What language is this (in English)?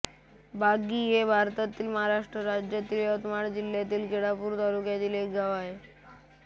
Marathi